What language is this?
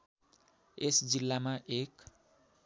Nepali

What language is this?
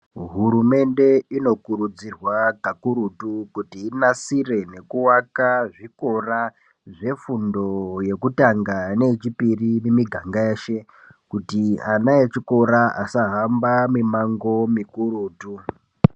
Ndau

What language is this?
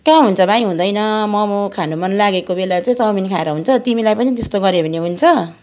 Nepali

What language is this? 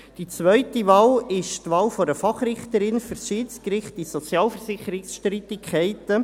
Swiss German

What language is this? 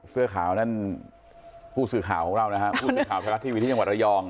Thai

